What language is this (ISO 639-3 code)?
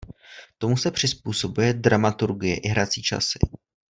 ces